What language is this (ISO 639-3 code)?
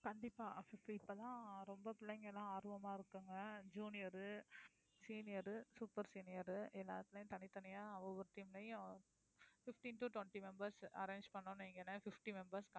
tam